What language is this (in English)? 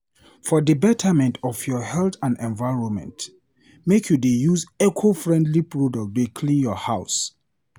Nigerian Pidgin